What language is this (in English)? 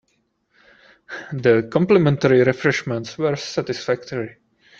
English